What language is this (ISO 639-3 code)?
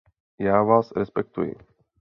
ces